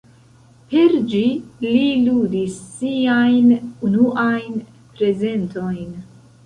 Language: Esperanto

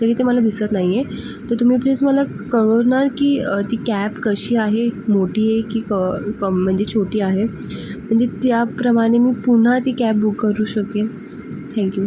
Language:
Marathi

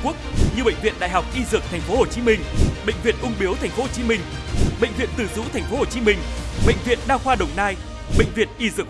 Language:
Vietnamese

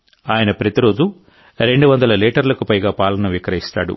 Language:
Telugu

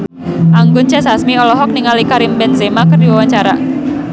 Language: Sundanese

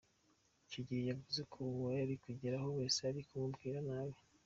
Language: Kinyarwanda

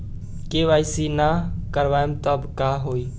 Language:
Bhojpuri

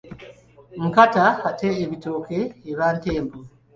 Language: Ganda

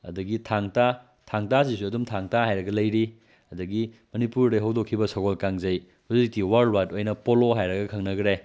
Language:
Manipuri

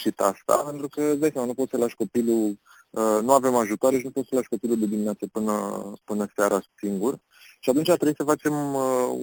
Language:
Romanian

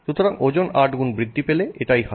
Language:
Bangla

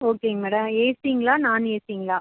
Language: Tamil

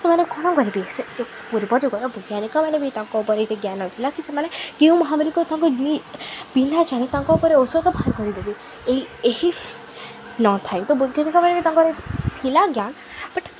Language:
Odia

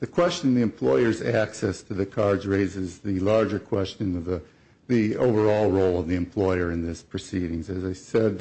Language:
English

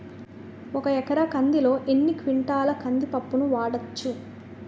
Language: Telugu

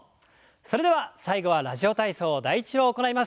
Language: Japanese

